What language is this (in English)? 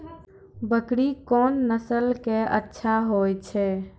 Maithili